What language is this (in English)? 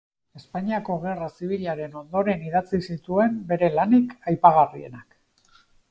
Basque